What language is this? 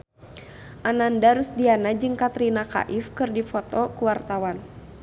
Sundanese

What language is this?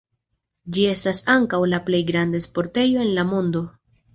Esperanto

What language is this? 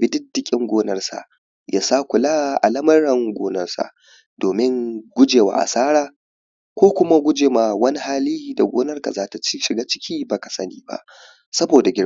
Hausa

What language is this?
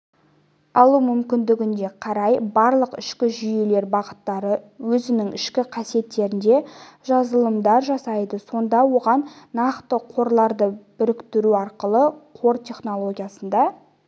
Kazakh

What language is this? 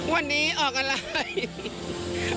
Thai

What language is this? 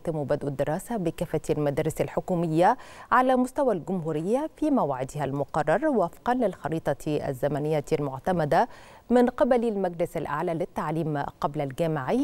Arabic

